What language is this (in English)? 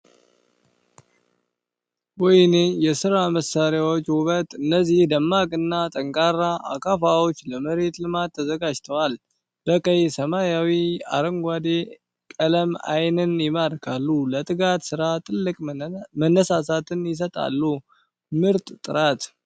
Amharic